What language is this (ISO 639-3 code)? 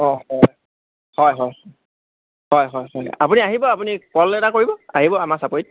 asm